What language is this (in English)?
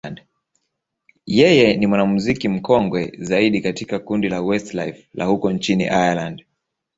Swahili